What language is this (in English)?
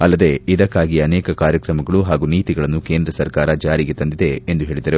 Kannada